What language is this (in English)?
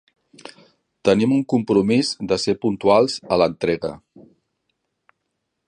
Catalan